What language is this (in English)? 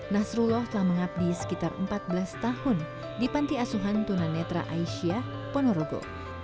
Indonesian